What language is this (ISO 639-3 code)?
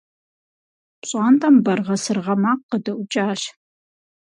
kbd